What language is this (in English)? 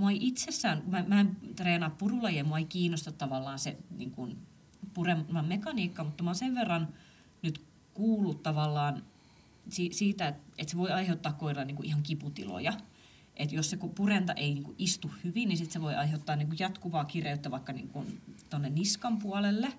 Finnish